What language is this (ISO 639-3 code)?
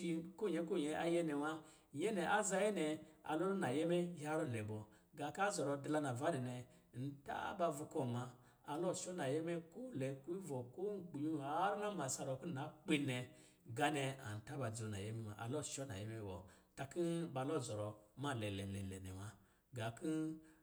mgi